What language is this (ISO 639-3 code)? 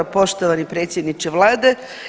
hrv